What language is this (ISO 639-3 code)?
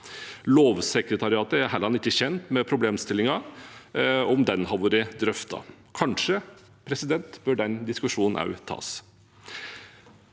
nor